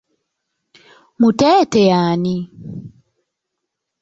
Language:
Ganda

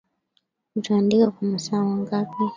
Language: Swahili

